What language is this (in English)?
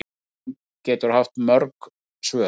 Icelandic